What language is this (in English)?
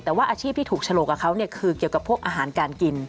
Thai